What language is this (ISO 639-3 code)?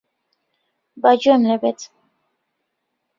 ckb